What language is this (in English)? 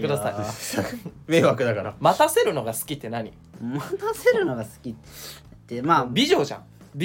Japanese